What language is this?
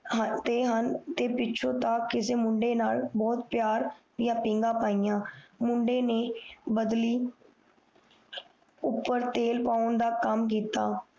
Punjabi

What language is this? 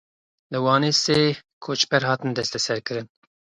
Kurdish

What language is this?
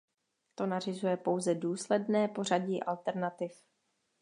Czech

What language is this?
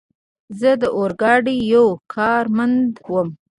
Pashto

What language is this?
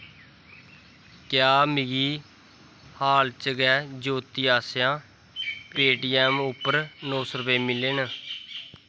Dogri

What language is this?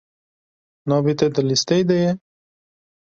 Kurdish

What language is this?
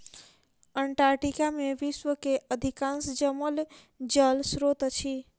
Maithili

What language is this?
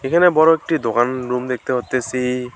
Bangla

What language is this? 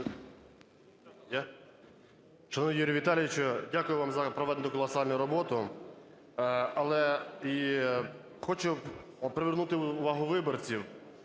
Ukrainian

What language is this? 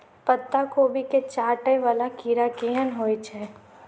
Maithili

